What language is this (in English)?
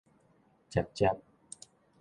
Min Nan Chinese